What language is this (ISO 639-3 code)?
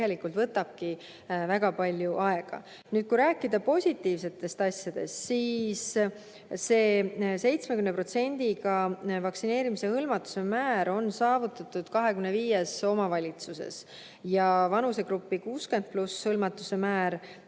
est